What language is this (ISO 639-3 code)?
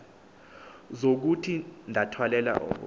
xho